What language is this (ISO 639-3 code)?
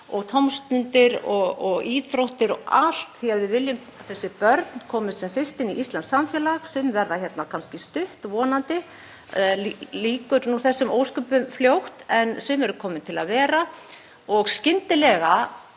isl